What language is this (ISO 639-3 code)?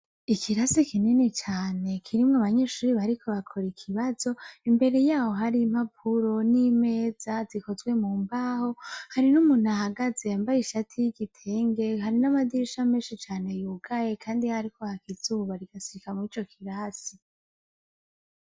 run